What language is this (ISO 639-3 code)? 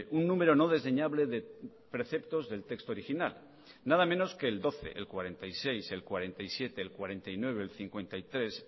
spa